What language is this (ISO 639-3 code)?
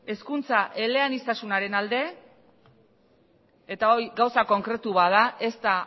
eus